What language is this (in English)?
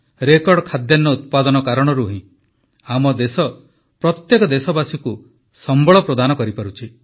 Odia